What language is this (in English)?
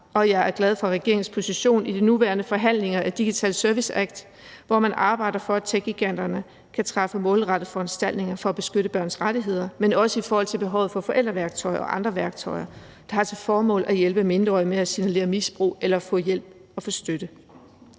Danish